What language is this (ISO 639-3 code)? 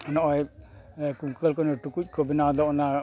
sat